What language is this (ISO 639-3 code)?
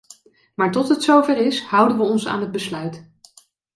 nld